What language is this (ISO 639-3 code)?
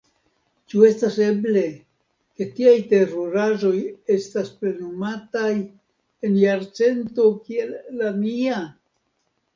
epo